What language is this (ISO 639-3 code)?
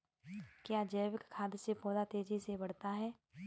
hin